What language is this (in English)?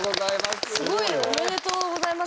Japanese